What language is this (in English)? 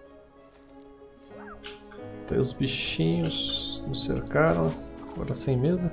Portuguese